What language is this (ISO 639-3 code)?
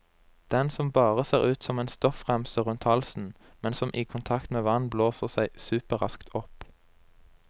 nor